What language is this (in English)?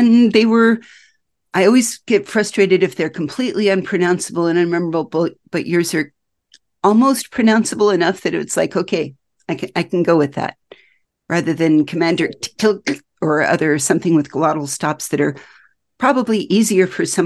English